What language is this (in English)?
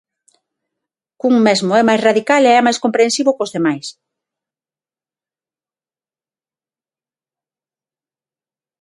Galician